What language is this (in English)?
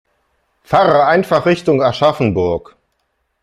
German